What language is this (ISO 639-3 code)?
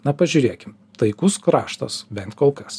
lit